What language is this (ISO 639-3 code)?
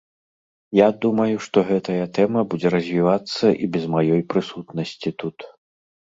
bel